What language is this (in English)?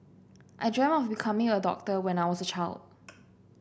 English